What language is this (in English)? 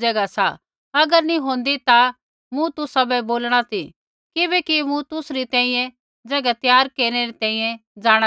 Kullu Pahari